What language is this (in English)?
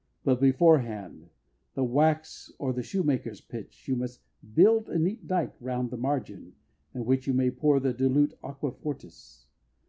English